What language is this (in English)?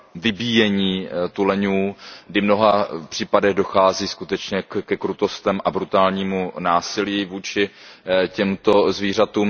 Czech